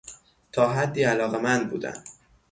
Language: Persian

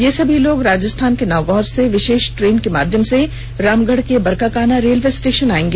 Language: Hindi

